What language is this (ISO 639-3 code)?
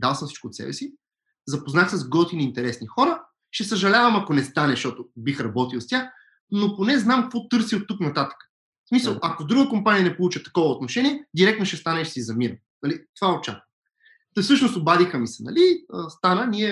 bul